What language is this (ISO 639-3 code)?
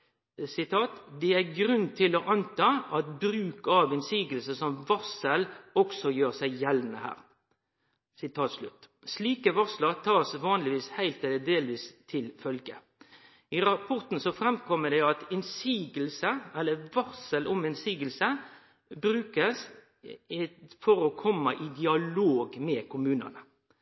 nno